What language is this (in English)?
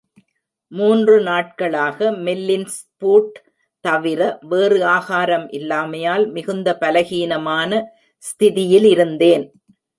Tamil